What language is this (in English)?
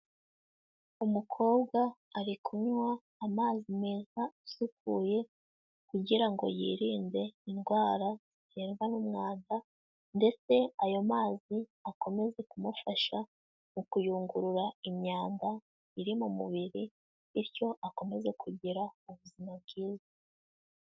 Kinyarwanda